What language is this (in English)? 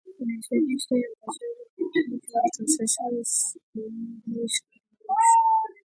Latvian